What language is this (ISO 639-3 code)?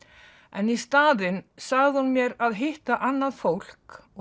isl